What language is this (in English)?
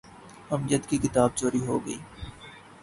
Urdu